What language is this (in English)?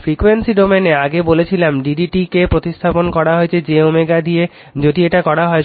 Bangla